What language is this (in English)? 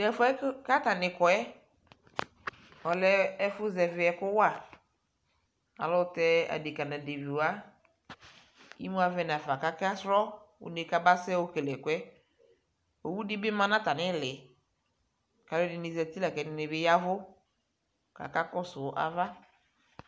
Ikposo